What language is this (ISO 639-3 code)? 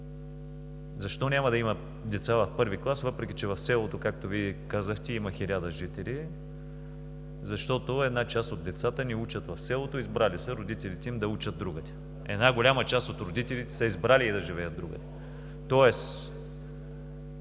bul